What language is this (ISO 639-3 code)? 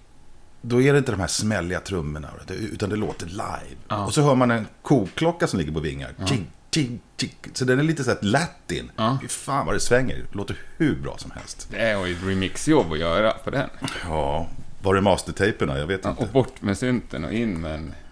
swe